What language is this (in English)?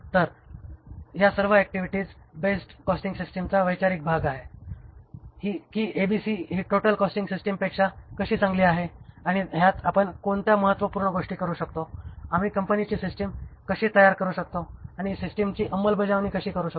Marathi